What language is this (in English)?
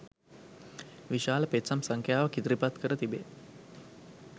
Sinhala